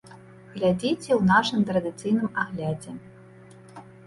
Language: Belarusian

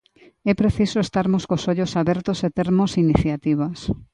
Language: Galician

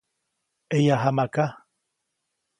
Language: Copainalá Zoque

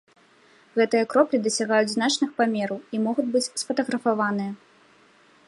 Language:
Belarusian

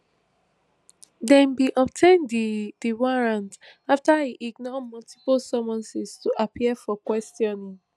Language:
Nigerian Pidgin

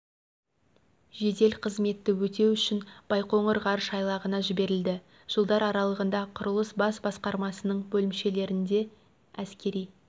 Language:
Kazakh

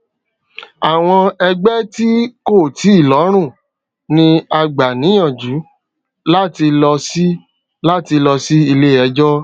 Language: Yoruba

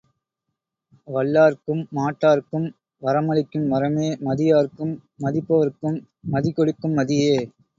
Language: Tamil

